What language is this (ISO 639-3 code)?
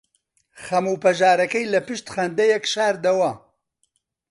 ckb